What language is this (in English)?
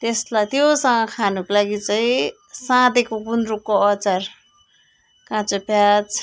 Nepali